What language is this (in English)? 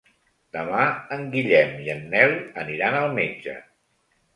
Catalan